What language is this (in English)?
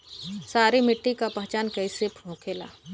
Bhojpuri